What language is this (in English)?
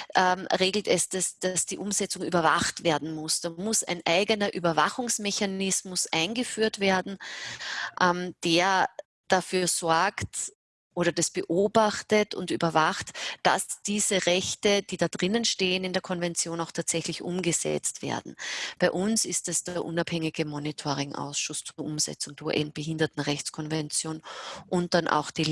German